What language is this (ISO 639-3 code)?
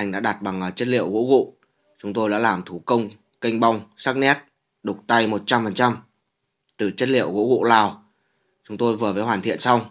vie